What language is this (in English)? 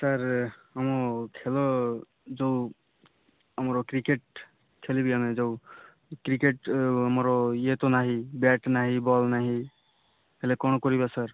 Odia